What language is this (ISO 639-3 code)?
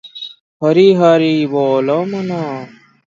ori